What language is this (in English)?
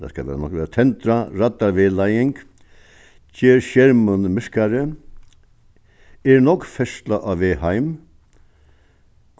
Faroese